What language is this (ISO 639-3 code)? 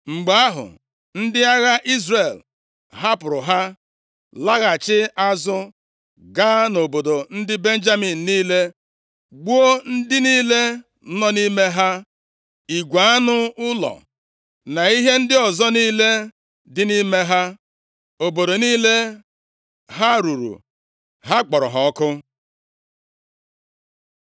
ibo